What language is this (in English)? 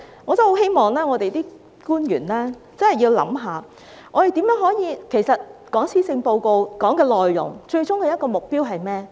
Cantonese